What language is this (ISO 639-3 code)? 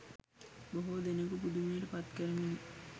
sin